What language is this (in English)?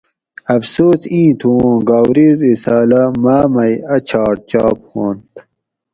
Gawri